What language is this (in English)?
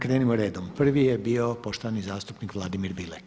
Croatian